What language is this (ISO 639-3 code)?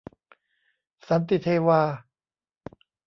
tha